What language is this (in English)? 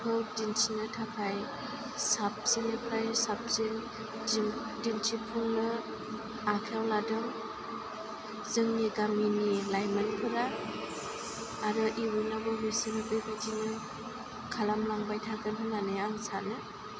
Bodo